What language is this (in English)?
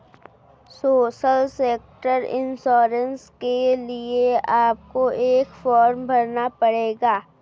Hindi